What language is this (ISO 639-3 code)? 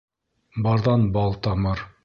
bak